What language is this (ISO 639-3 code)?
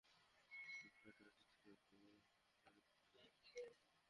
ben